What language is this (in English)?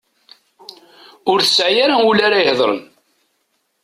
Kabyle